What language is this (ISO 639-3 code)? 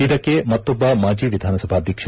kan